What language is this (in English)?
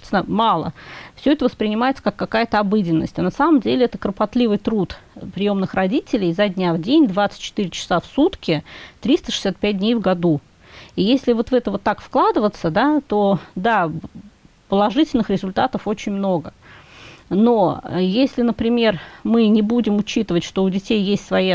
Russian